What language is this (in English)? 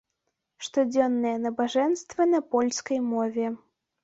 Belarusian